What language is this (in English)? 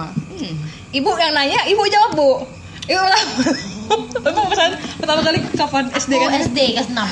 Indonesian